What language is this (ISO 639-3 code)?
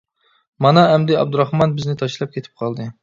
uig